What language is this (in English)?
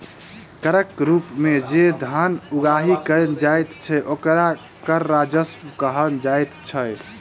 Maithili